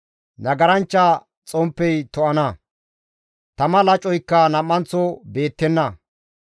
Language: Gamo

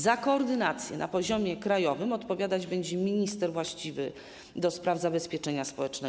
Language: Polish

